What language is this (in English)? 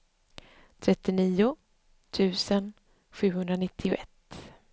Swedish